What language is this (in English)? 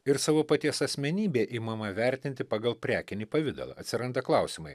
Lithuanian